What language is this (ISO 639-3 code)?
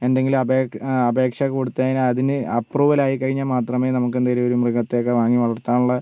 mal